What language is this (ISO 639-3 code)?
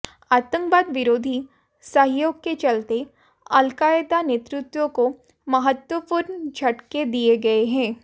hin